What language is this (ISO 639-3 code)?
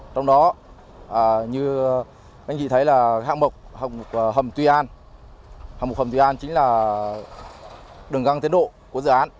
vie